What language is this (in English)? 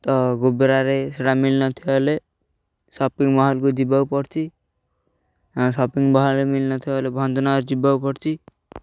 Odia